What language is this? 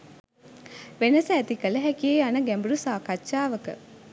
Sinhala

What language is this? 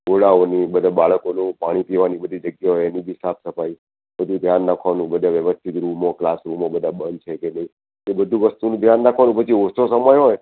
Gujarati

